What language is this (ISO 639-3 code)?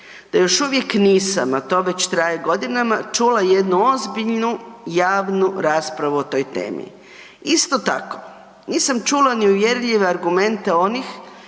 hrv